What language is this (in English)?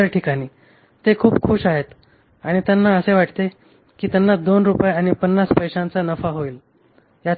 Marathi